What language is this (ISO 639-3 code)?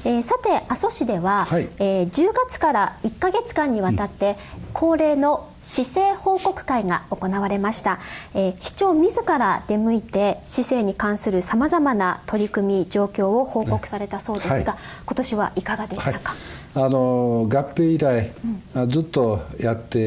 jpn